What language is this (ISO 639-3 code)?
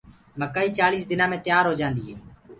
ggg